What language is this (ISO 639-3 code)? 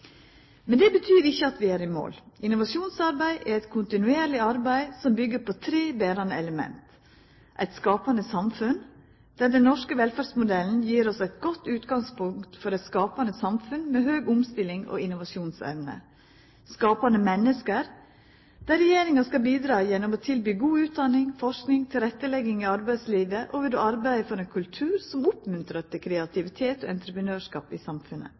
nno